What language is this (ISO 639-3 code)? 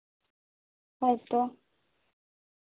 sat